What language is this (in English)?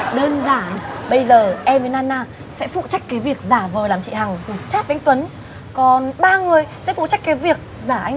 Vietnamese